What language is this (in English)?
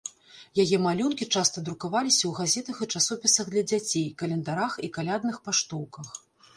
Belarusian